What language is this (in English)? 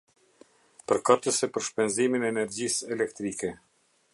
Albanian